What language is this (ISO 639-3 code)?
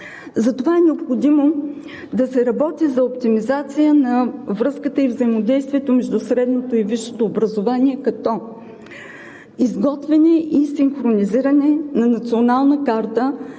bul